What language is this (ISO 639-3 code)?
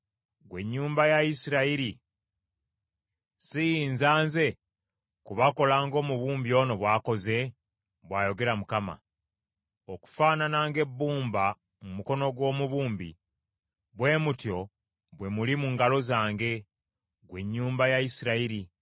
lug